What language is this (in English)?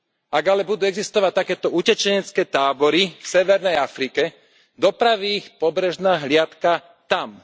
Slovak